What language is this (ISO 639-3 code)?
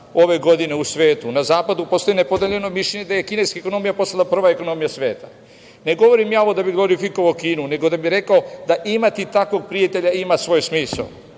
srp